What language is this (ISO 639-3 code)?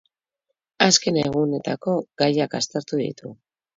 eus